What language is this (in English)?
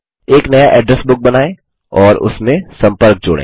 Hindi